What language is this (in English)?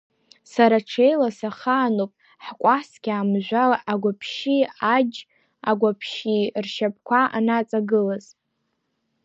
Abkhazian